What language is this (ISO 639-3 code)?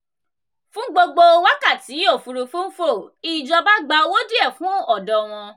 yor